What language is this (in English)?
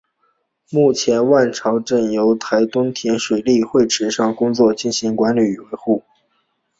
Chinese